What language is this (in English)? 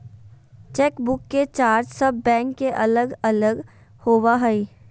Magahi